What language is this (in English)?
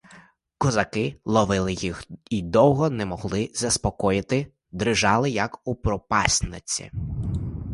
Ukrainian